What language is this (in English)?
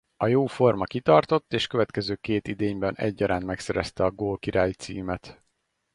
Hungarian